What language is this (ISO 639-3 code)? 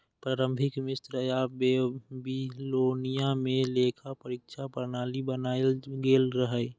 mai